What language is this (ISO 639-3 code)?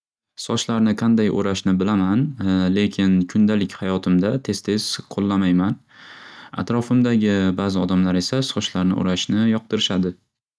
uzb